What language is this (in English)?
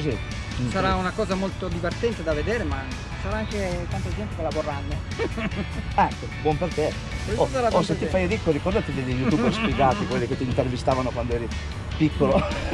Italian